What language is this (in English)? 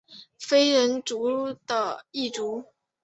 Chinese